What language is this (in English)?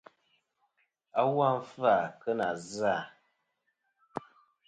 Kom